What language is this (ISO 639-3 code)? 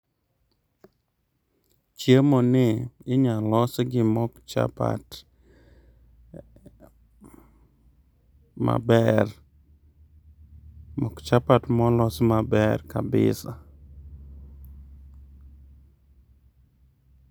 luo